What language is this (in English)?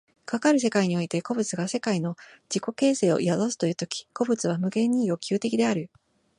Japanese